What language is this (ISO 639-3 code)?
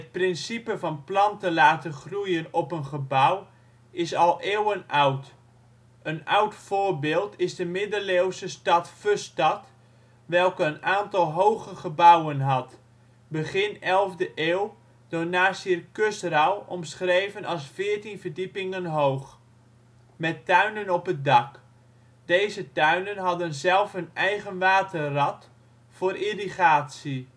nld